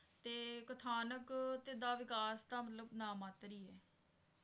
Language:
Punjabi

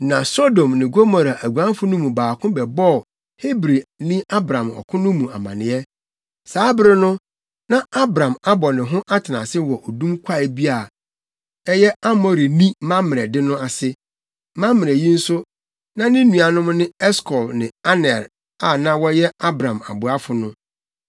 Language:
Akan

